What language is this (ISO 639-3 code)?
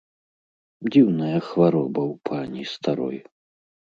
bel